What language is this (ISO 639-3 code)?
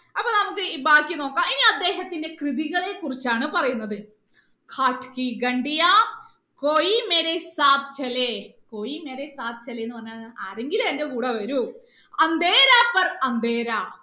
mal